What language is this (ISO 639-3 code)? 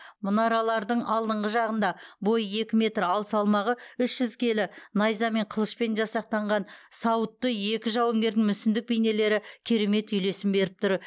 kaz